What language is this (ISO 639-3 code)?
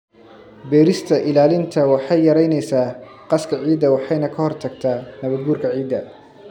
som